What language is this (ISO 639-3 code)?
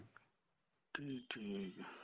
pan